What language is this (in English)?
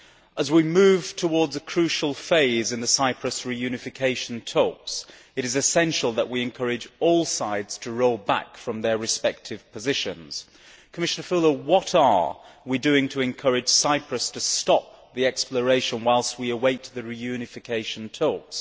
English